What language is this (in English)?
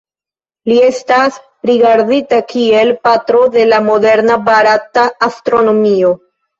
Esperanto